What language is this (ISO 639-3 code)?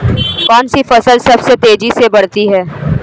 hin